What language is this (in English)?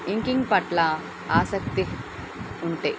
Telugu